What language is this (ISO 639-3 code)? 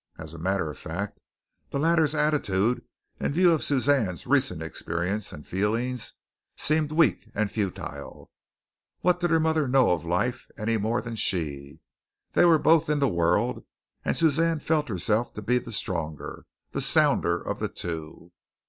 eng